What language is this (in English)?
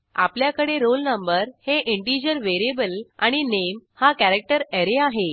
Marathi